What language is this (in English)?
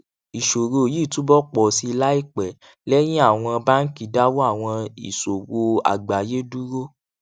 Yoruba